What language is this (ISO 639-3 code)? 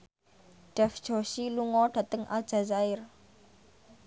jav